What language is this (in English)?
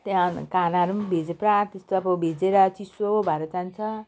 Nepali